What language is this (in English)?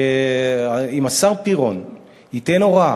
Hebrew